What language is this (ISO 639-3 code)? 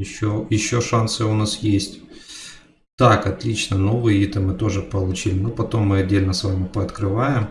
rus